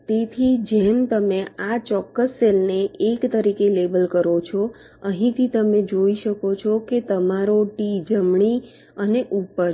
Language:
Gujarati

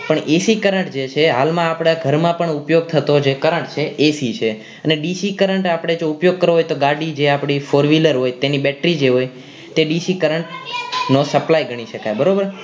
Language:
Gujarati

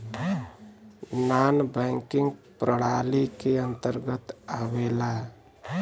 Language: Bhojpuri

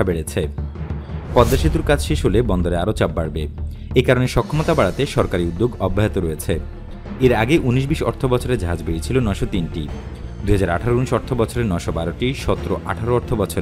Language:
Bangla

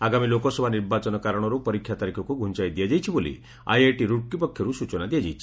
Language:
Odia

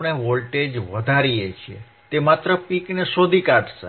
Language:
Gujarati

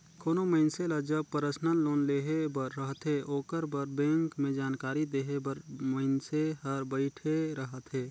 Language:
Chhattisgarhi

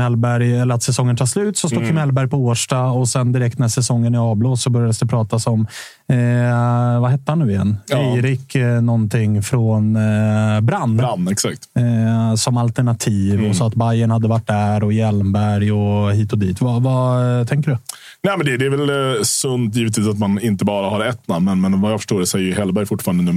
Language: Swedish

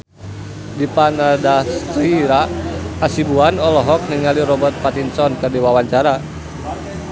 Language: Sundanese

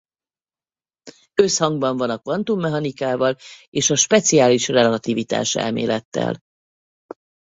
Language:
Hungarian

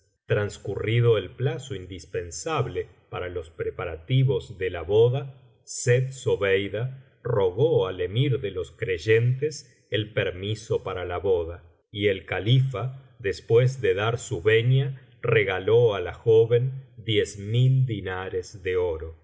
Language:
Spanish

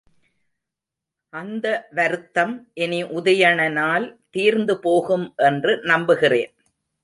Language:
Tamil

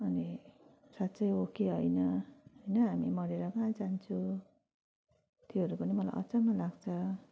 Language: Nepali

